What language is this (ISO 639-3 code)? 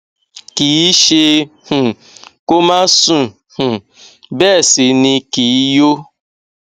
yor